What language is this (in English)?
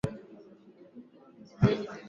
Swahili